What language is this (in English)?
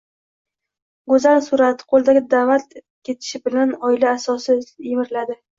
Uzbek